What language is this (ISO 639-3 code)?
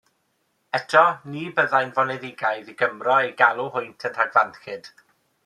cym